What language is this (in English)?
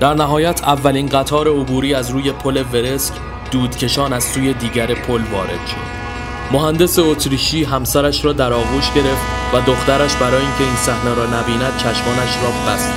Persian